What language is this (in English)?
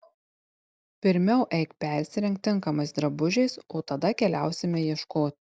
Lithuanian